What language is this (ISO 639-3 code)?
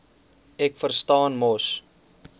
afr